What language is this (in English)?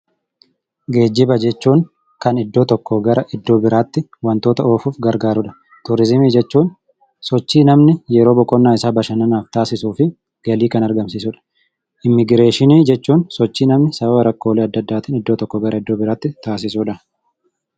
Oromo